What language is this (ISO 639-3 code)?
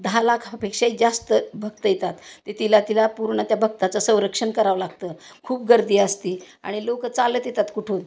mar